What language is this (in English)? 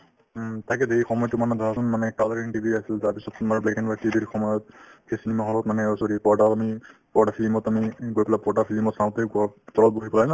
Assamese